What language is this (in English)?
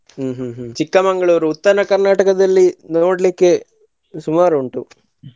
Kannada